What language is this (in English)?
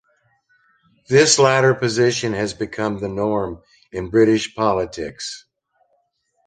English